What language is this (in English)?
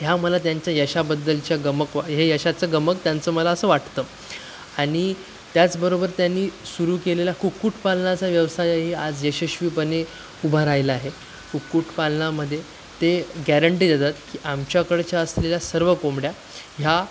Marathi